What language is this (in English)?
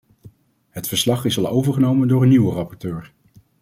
Dutch